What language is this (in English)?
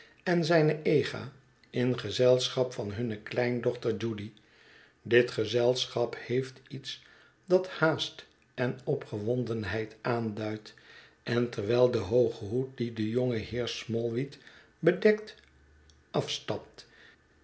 Dutch